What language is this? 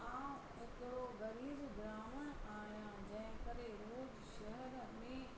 Sindhi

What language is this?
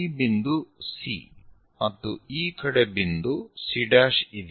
Kannada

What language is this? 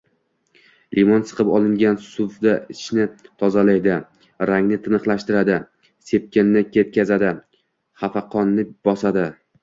Uzbek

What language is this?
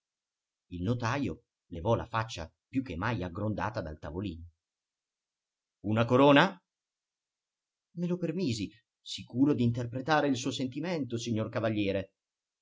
Italian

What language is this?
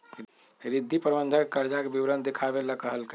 Magahi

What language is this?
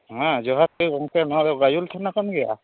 Santali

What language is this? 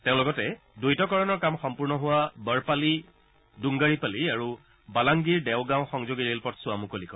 Assamese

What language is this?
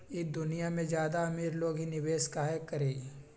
Magahi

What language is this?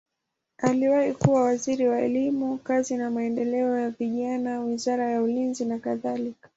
Swahili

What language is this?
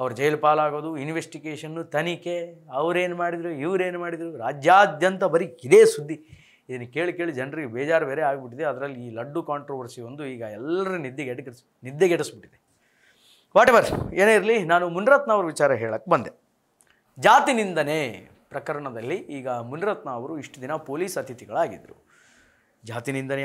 Kannada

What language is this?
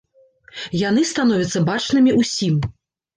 Belarusian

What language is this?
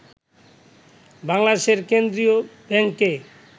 Bangla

